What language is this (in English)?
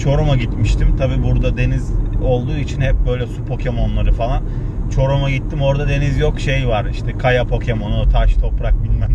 Turkish